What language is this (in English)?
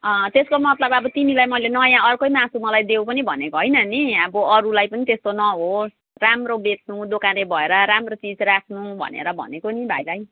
Nepali